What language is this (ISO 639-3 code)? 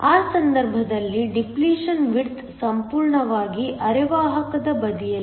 kan